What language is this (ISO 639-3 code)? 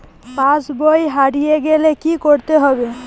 ben